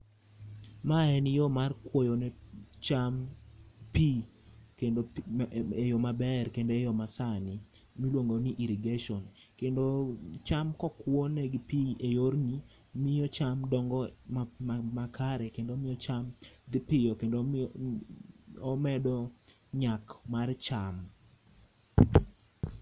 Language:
Luo (Kenya and Tanzania)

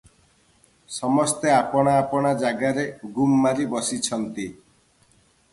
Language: Odia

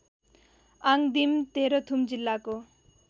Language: Nepali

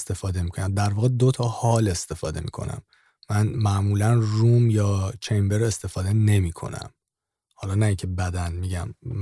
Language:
Persian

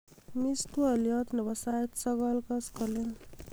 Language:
Kalenjin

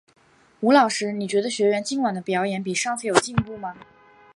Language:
Chinese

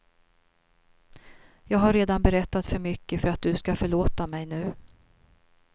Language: Swedish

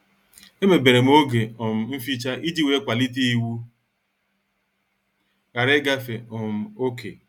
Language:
Igbo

